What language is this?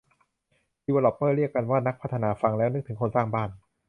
Thai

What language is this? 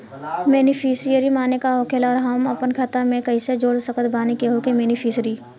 Bhojpuri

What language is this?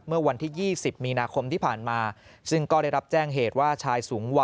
Thai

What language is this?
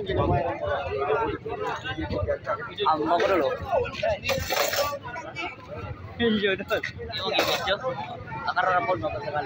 Indonesian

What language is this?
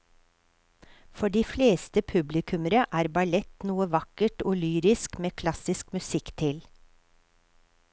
Norwegian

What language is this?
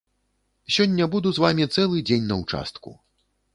Belarusian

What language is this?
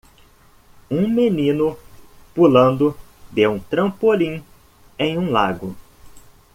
Portuguese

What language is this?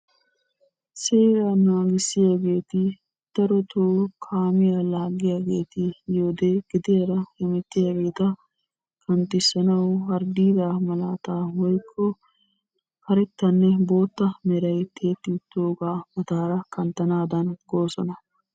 Wolaytta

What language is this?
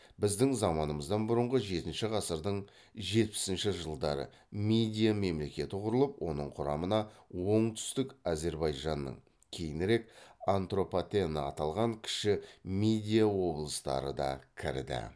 Kazakh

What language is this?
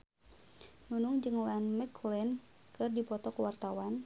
Sundanese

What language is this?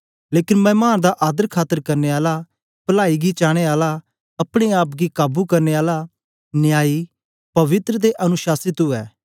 Dogri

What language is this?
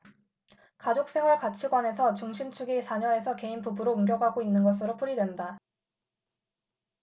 Korean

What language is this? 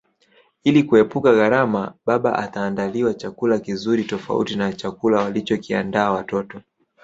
Swahili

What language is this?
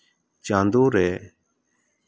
Santali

